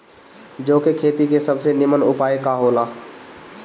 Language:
Bhojpuri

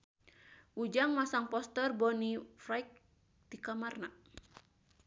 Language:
Sundanese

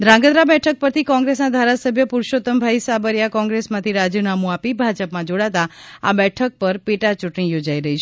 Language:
Gujarati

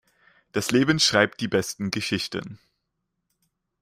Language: German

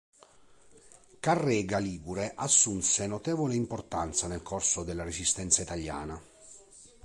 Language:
Italian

